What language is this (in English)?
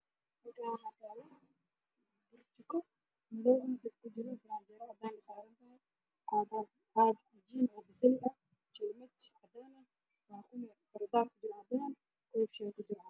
Somali